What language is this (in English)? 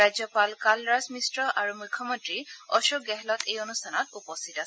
Assamese